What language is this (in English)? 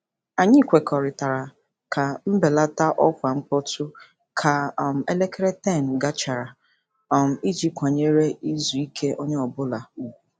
Igbo